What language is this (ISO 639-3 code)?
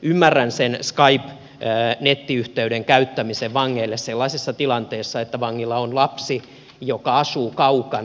fin